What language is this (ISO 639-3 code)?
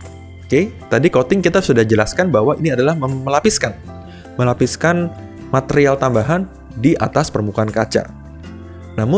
ind